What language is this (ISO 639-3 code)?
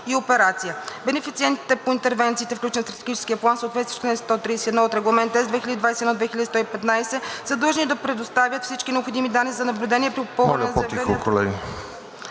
bul